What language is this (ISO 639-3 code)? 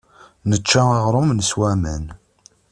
kab